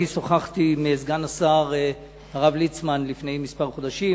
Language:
Hebrew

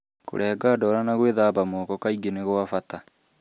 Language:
Kikuyu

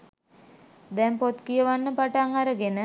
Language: Sinhala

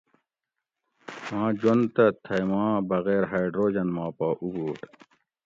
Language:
Gawri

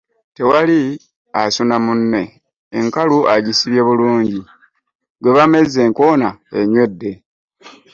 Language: Ganda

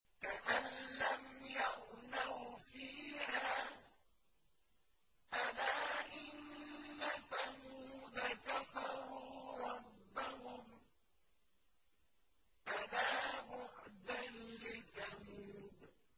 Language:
Arabic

